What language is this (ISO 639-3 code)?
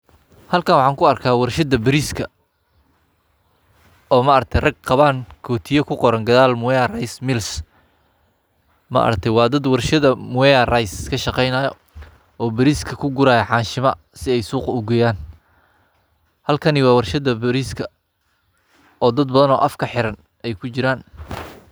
som